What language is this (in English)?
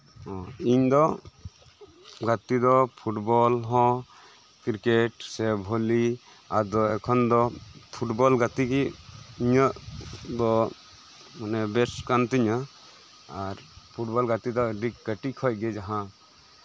Santali